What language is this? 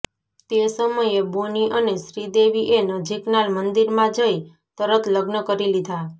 Gujarati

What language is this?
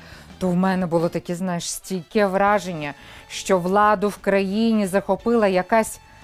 Ukrainian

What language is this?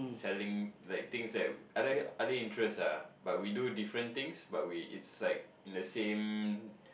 English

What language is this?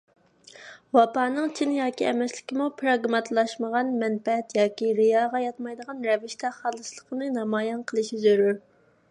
Uyghur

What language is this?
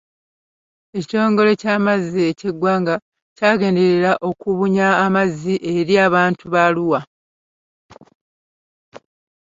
Ganda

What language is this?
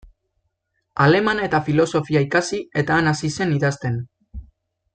Basque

